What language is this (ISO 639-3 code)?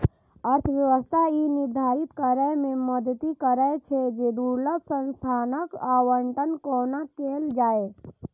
mai